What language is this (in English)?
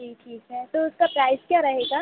Hindi